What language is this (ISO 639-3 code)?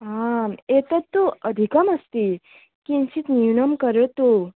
san